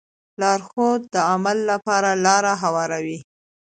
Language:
Pashto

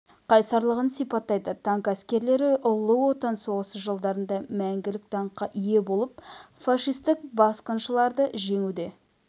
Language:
Kazakh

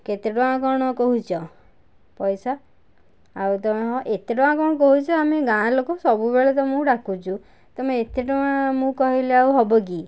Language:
Odia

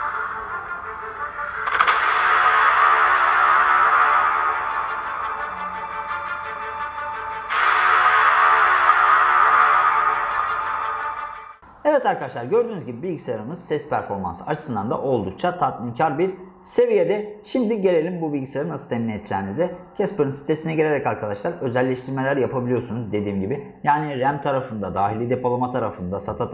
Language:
Turkish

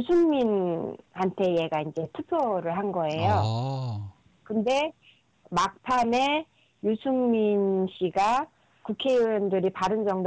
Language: Korean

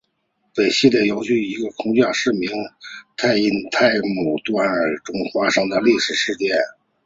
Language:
Chinese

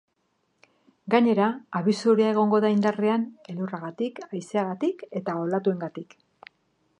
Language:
Basque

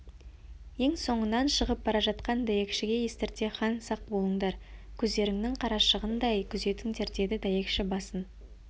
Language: Kazakh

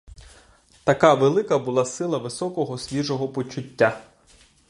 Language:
Ukrainian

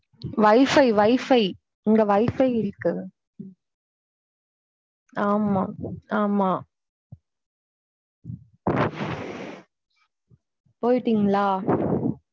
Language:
Tamil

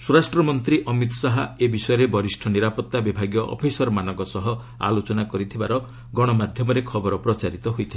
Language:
Odia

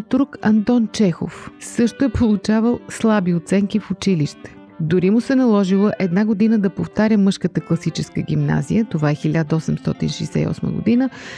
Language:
Bulgarian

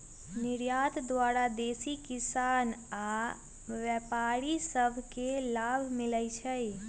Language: Magahi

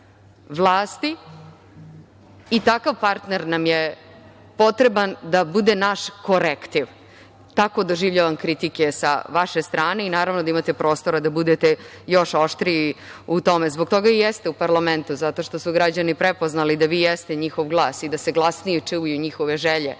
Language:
Serbian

